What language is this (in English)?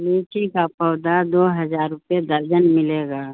Urdu